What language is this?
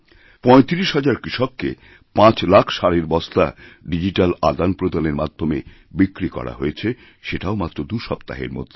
Bangla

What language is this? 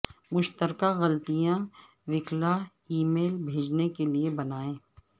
Urdu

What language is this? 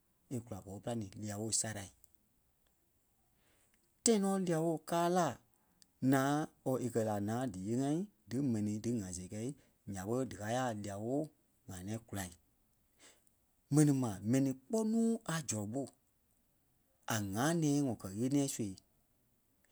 Kpelle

